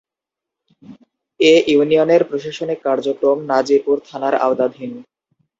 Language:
Bangla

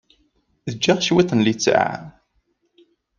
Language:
Kabyle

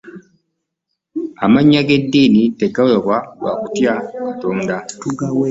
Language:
Ganda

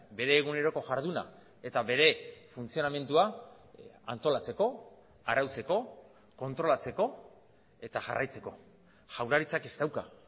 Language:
Basque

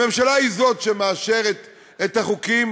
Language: Hebrew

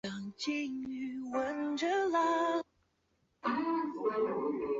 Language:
Chinese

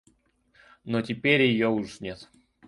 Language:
Russian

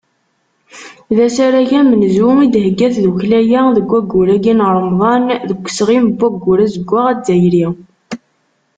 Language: Kabyle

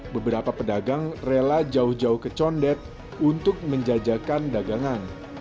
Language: Indonesian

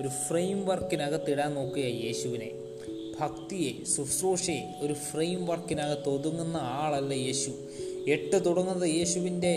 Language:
Malayalam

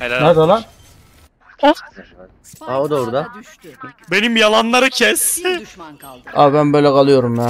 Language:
Turkish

